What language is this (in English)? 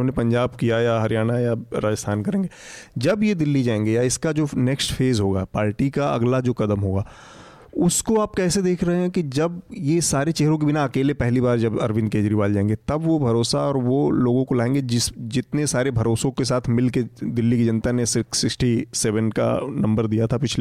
Hindi